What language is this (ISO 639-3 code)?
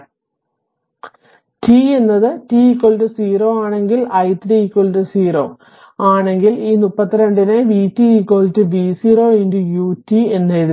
mal